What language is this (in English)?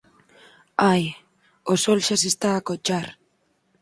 Galician